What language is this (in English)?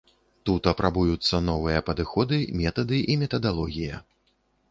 Belarusian